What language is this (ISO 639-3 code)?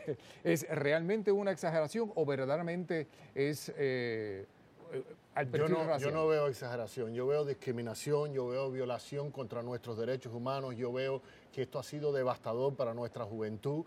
spa